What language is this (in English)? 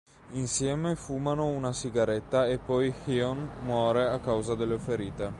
Italian